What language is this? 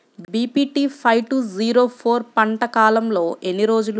Telugu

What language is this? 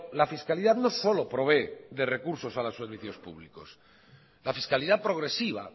Spanish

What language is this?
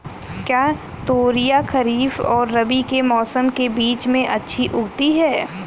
Hindi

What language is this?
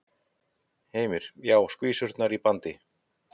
Icelandic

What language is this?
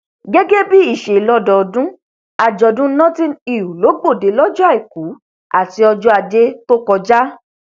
Yoruba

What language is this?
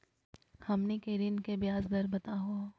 Magahi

